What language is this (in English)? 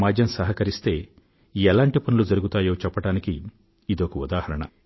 Telugu